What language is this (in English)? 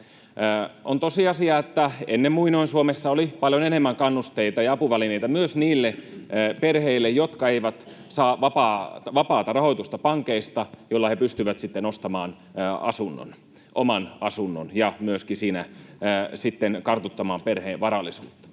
Finnish